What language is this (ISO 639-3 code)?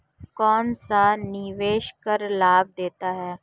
hin